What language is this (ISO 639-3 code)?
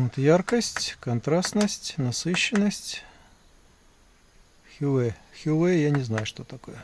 rus